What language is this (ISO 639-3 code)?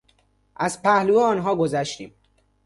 fas